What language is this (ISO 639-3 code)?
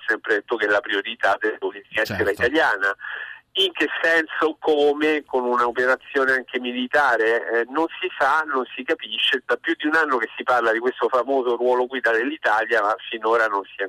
ita